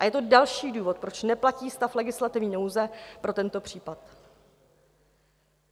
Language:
Czech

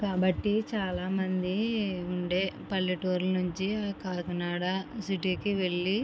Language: Telugu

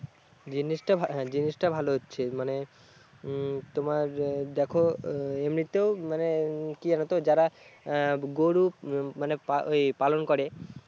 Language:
Bangla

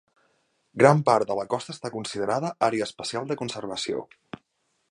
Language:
Catalan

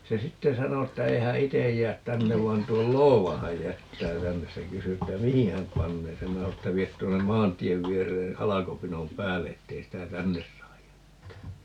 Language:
Finnish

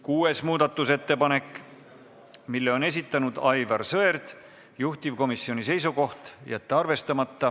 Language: Estonian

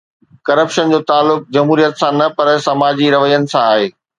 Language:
Sindhi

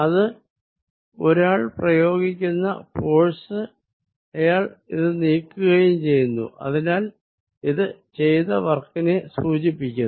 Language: Malayalam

